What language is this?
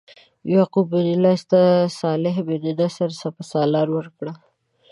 Pashto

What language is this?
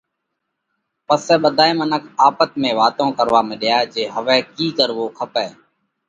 Parkari Koli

